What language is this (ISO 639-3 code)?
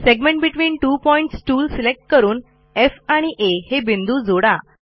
mar